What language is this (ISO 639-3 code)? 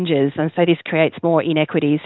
ind